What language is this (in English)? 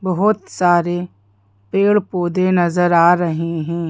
Hindi